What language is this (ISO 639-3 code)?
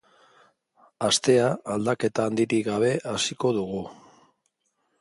eus